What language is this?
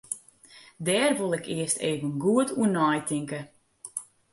Western Frisian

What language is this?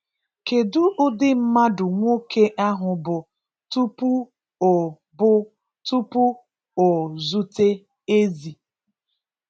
Igbo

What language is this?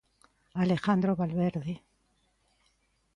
Galician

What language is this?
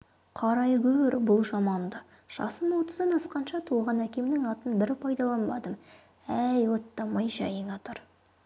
Kazakh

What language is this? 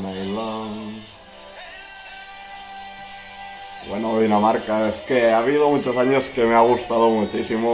Spanish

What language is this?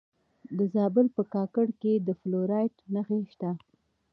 Pashto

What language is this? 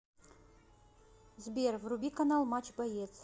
Russian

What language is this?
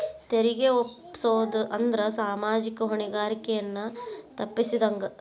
Kannada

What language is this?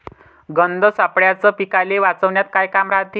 Marathi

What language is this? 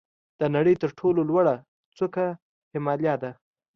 Pashto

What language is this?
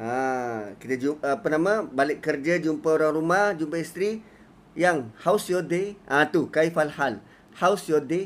Malay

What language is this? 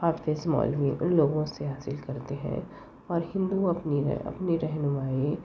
Urdu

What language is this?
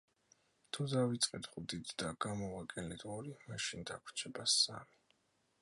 Georgian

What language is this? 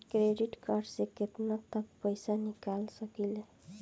Bhojpuri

